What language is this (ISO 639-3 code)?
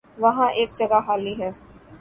urd